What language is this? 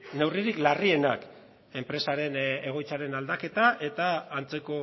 Basque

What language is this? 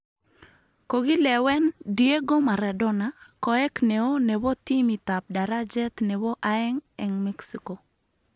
Kalenjin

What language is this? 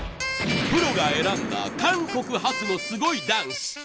Japanese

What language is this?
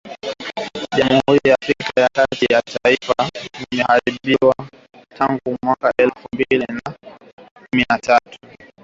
Swahili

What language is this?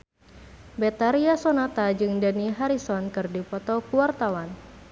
Sundanese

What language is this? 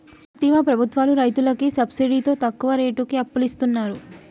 Telugu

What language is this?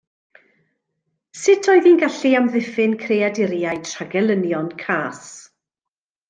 Welsh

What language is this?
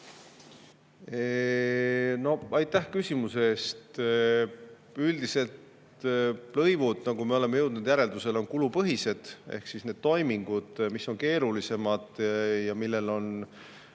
Estonian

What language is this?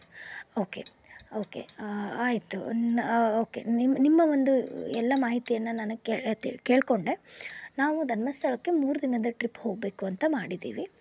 Kannada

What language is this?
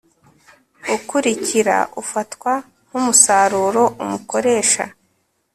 Kinyarwanda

